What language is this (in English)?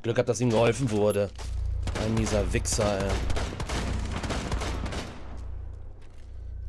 German